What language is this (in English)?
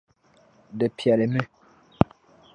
Dagbani